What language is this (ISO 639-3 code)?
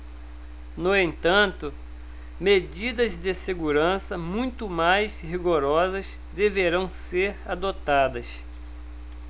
por